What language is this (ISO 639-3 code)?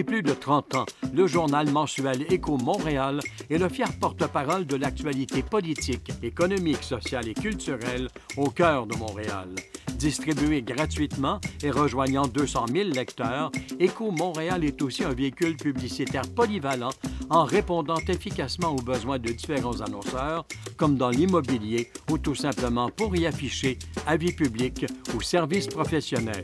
fra